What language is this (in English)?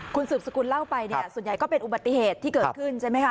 Thai